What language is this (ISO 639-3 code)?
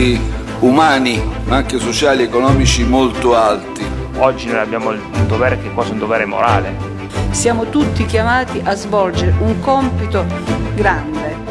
ita